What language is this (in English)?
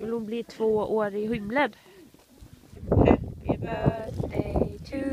Swedish